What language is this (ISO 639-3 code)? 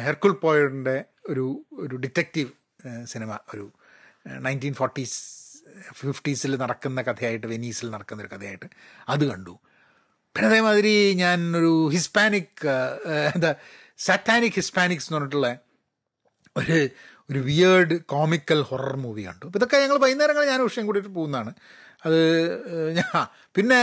mal